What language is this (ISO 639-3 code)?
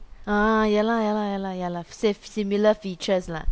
eng